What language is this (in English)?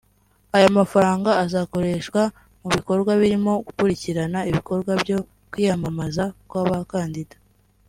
Kinyarwanda